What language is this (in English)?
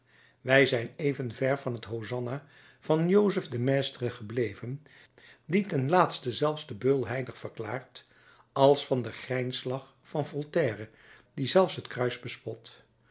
Dutch